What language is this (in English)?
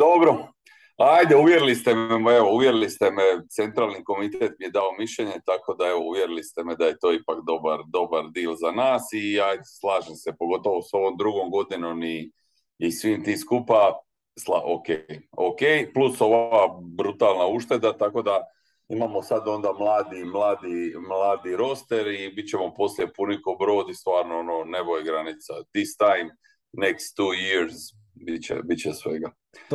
Croatian